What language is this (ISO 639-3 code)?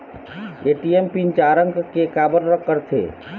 hne